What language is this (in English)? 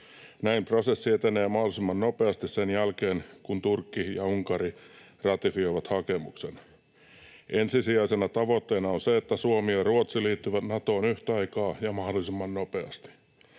Finnish